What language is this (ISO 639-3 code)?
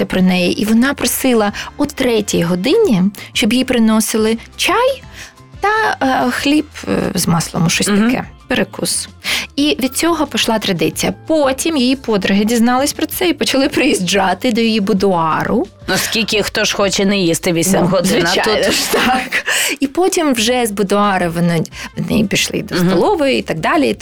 ukr